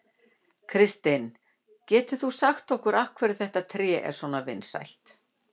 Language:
Icelandic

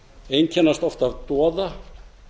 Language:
Icelandic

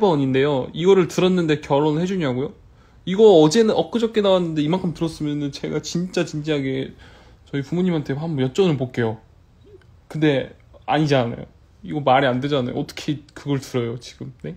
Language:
Korean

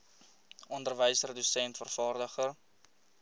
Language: Afrikaans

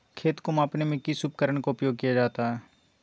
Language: Magahi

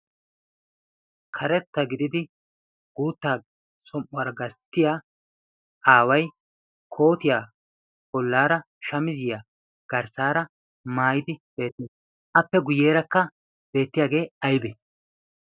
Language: Wolaytta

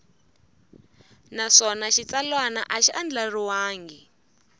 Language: Tsonga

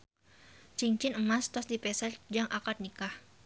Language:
Sundanese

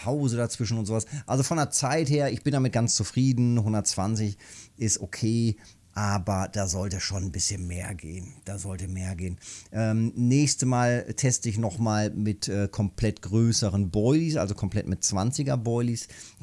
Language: German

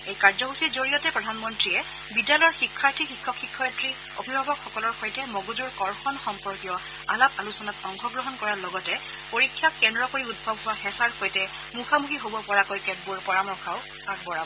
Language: Assamese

